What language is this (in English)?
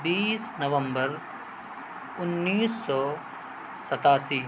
Urdu